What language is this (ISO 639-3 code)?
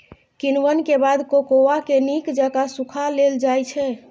mai